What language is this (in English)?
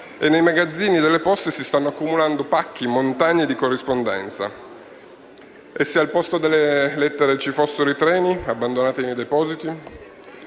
Italian